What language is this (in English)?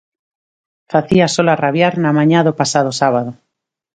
Galician